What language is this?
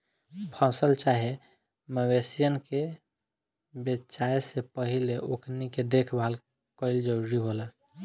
Bhojpuri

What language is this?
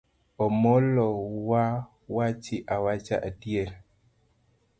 Luo (Kenya and Tanzania)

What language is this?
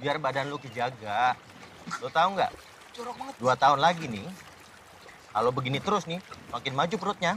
Indonesian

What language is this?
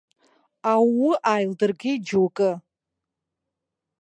Abkhazian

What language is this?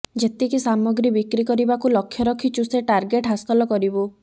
Odia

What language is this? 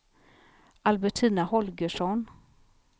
Swedish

